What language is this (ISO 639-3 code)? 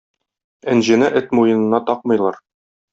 tat